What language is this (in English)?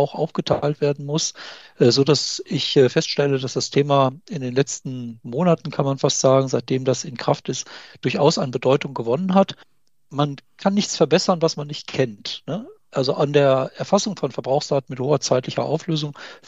German